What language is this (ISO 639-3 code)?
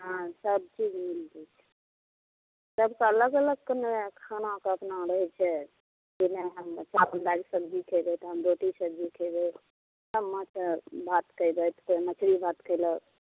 mai